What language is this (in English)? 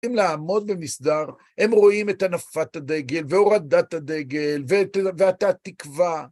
Hebrew